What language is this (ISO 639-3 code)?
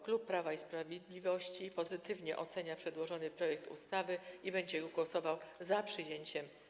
pol